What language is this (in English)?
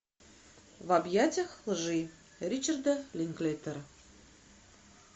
Russian